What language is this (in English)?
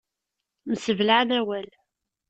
Kabyle